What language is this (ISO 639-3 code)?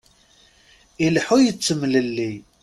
kab